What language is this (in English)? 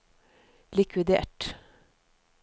Norwegian